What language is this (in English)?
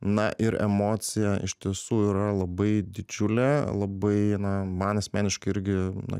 Lithuanian